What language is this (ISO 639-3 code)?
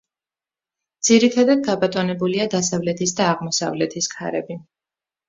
kat